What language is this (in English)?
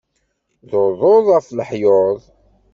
Kabyle